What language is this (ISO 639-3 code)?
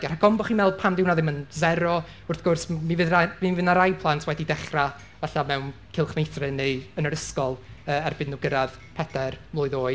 cym